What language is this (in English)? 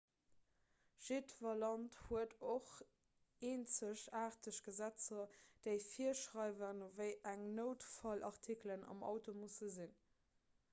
Luxembourgish